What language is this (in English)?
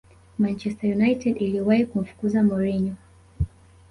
Swahili